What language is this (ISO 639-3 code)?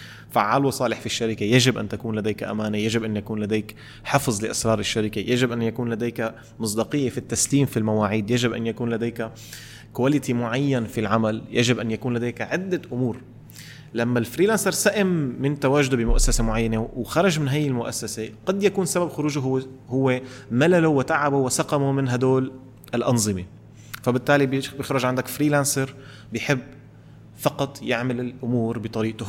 ara